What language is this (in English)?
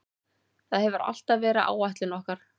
Icelandic